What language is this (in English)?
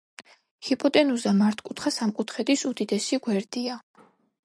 Georgian